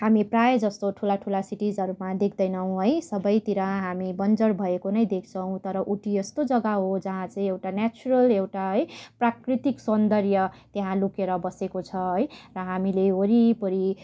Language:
Nepali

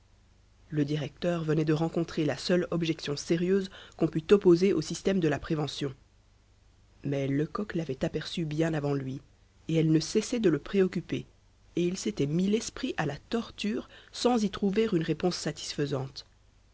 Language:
French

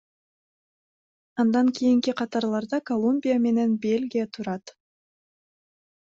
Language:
Kyrgyz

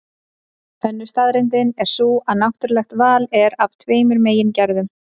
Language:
Icelandic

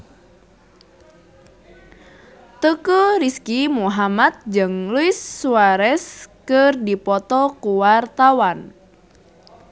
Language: Sundanese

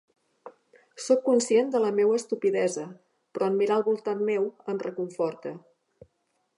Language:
Catalan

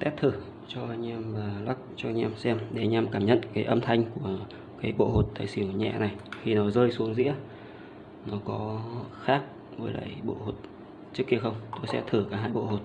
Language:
Vietnamese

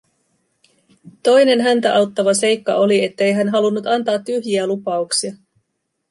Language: Finnish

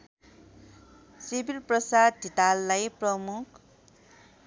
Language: Nepali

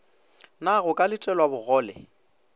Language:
Northern Sotho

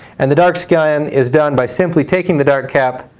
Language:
English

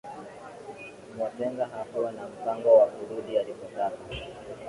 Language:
Swahili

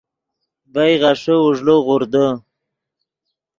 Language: Yidgha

